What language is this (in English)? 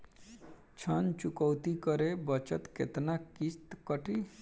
Bhojpuri